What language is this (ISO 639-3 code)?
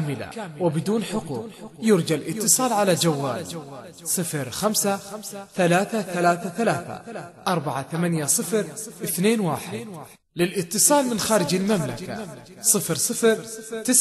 ara